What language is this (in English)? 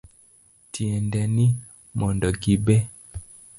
Luo (Kenya and Tanzania)